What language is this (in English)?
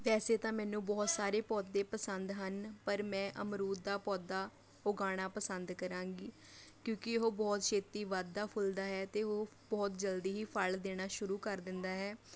Punjabi